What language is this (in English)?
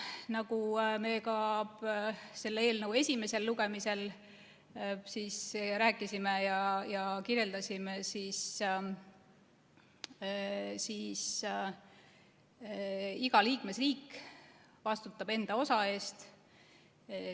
Estonian